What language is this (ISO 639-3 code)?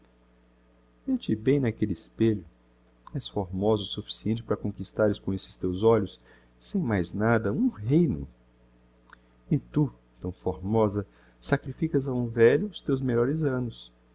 por